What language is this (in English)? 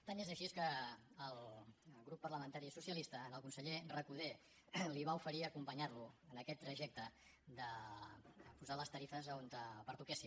Catalan